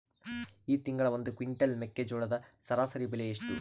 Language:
Kannada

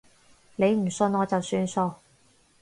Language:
Cantonese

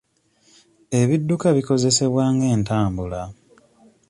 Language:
Ganda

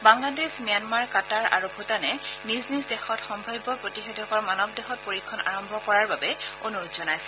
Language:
Assamese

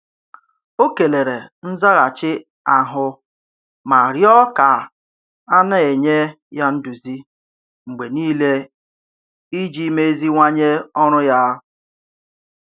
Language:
Igbo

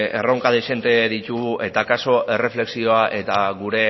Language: Basque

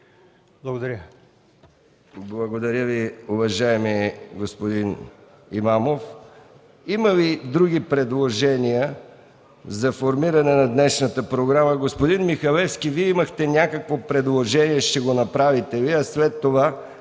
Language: Bulgarian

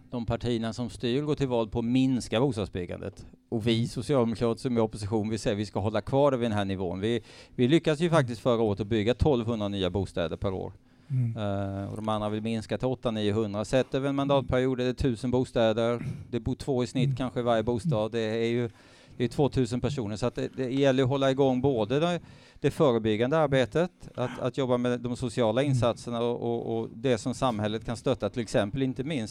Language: Swedish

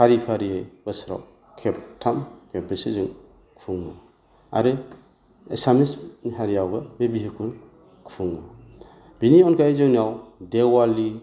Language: Bodo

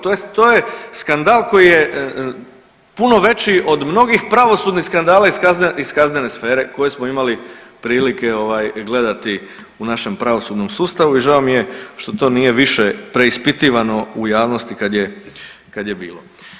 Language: Croatian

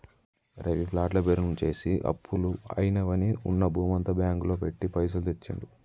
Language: Telugu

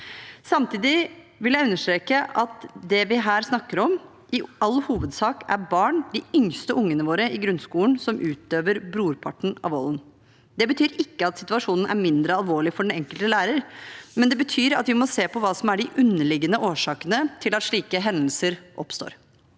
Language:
Norwegian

